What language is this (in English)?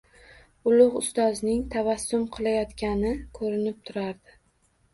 Uzbek